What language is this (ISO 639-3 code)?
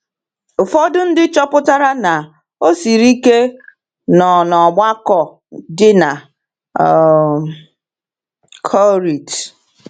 ibo